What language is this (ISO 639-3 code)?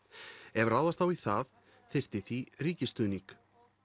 isl